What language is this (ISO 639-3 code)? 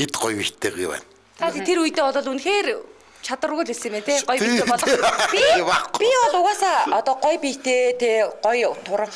tur